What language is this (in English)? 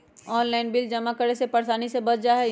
Magahi